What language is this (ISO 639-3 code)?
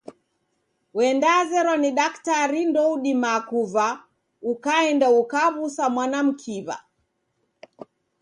dav